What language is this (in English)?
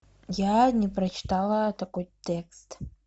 Russian